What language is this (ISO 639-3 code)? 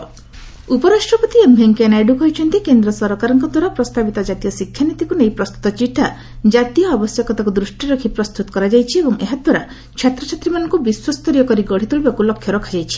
ori